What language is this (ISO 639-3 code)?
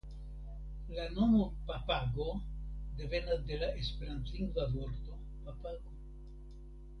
epo